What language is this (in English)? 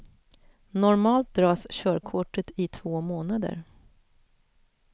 Swedish